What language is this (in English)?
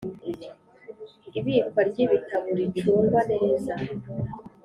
Kinyarwanda